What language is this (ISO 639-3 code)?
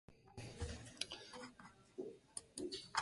eus